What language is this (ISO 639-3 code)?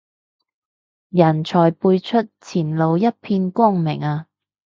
yue